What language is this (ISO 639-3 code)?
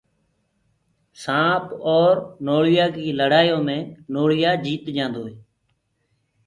ggg